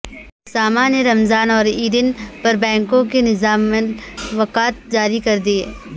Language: Urdu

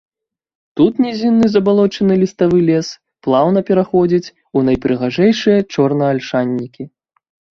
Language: Belarusian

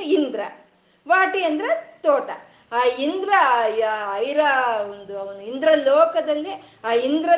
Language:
Kannada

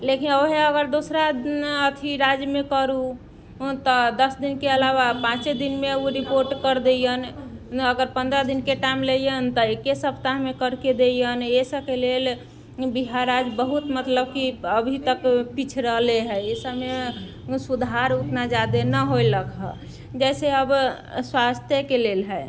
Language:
Maithili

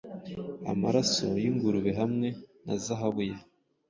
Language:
Kinyarwanda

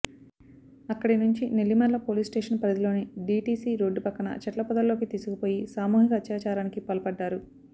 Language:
Telugu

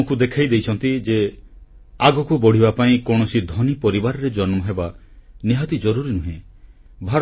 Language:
Odia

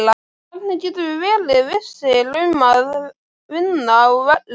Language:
Icelandic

